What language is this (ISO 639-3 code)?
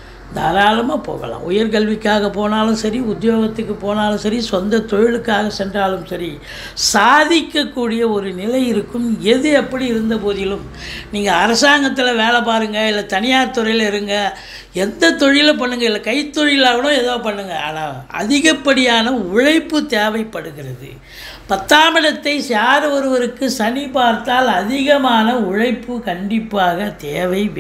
tam